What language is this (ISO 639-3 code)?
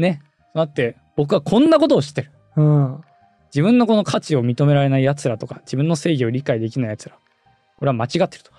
jpn